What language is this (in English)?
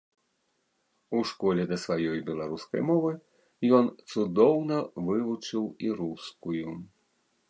Belarusian